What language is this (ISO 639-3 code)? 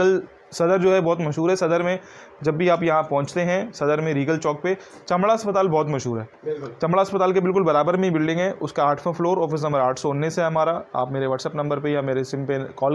hin